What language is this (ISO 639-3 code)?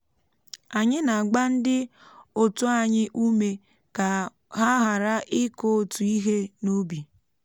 ibo